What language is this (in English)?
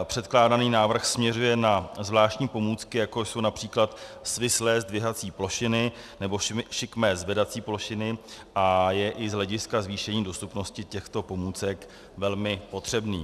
Czech